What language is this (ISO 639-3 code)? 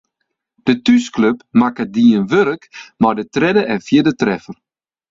fry